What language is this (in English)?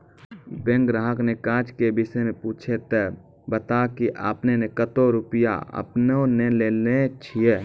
Maithili